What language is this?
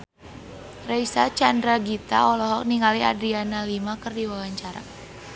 Sundanese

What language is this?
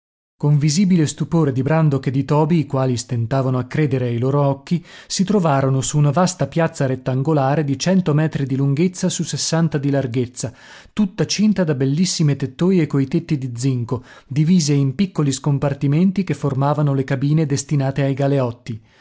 Italian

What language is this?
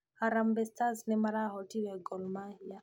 Kikuyu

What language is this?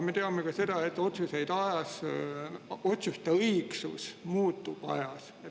Estonian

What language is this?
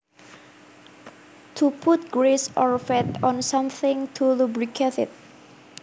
Javanese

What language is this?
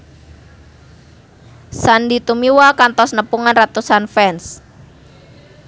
Sundanese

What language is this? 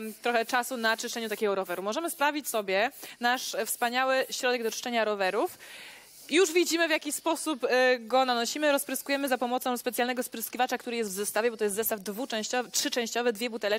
Polish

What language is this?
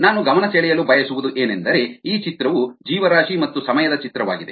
Kannada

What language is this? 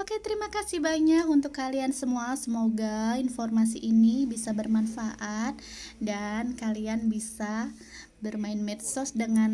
Indonesian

